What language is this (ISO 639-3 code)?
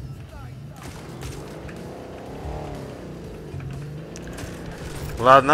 rus